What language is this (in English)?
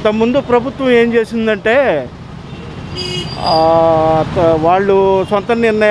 Hindi